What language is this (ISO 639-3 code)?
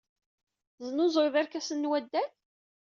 kab